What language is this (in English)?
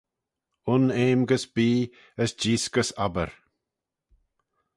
Manx